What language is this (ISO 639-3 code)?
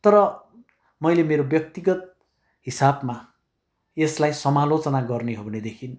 nep